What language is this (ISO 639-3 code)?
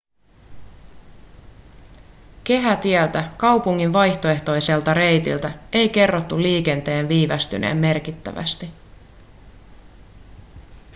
fin